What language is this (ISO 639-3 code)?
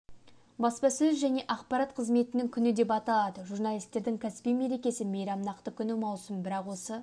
kaz